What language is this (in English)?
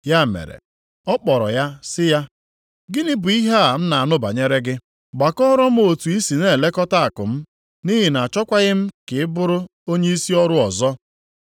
Igbo